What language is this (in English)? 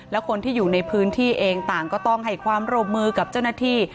Thai